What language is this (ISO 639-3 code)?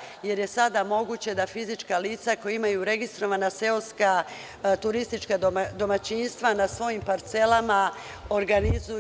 srp